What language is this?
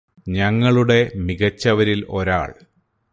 Malayalam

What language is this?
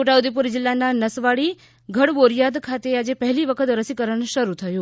Gujarati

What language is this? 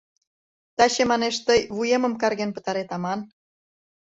Mari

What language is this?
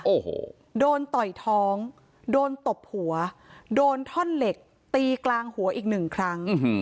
Thai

